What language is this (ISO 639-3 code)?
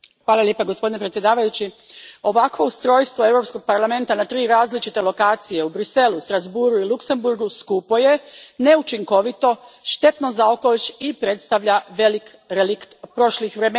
hrv